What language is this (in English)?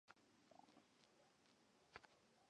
Chinese